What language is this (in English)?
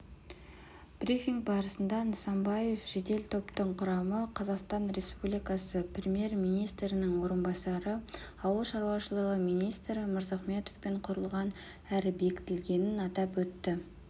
Kazakh